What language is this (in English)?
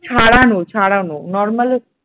Bangla